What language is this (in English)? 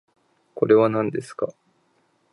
Japanese